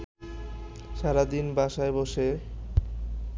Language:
Bangla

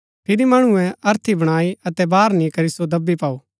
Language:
Gaddi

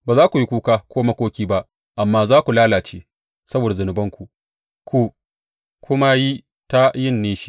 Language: Hausa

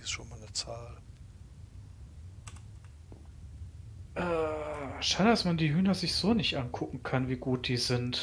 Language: German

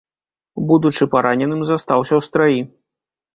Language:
Belarusian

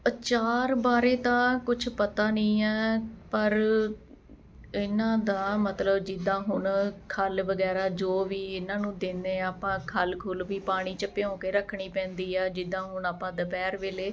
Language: Punjabi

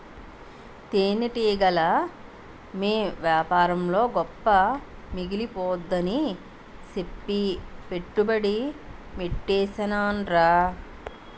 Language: Telugu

